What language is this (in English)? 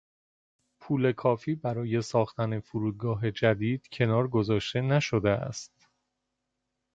Persian